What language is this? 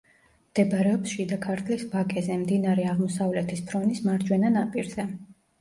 Georgian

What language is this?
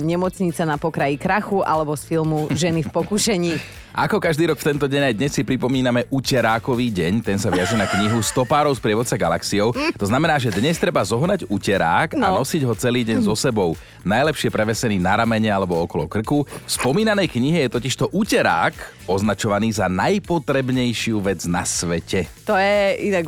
Slovak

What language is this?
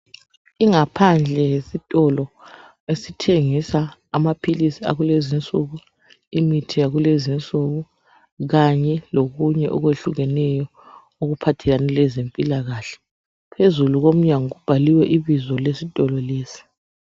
North Ndebele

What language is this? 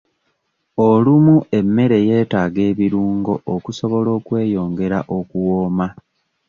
Ganda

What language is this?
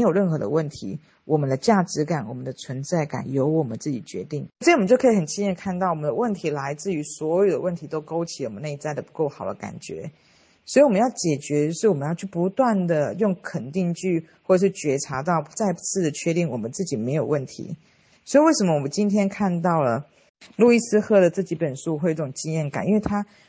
Chinese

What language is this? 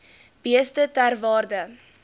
Afrikaans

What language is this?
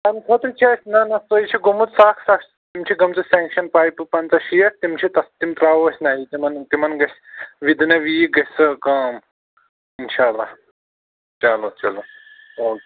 Kashmiri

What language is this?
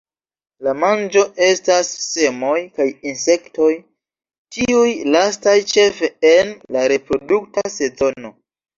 Esperanto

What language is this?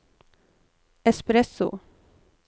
Norwegian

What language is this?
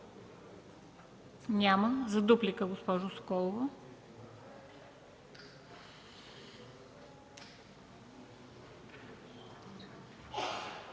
Bulgarian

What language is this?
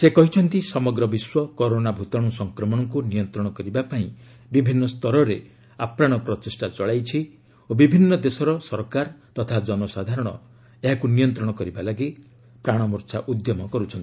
Odia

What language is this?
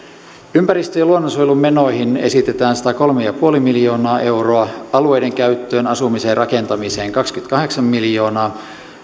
Finnish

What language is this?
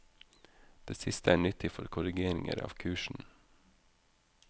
Norwegian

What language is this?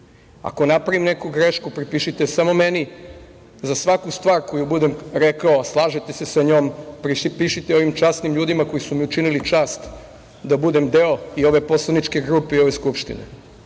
Serbian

